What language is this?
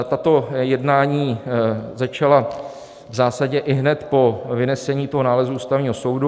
Czech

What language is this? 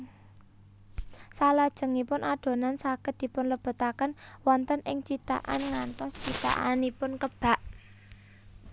Javanese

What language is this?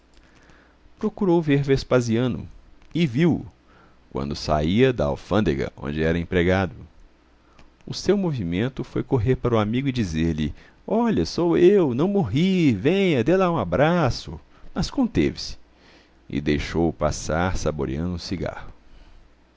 Portuguese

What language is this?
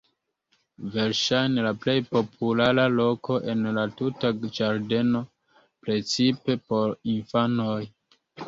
Esperanto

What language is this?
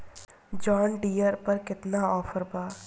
Bhojpuri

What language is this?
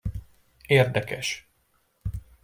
Hungarian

